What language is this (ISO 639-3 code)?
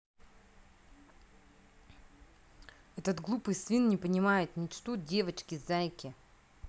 rus